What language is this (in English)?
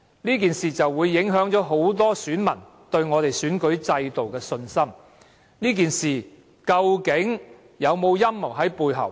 Cantonese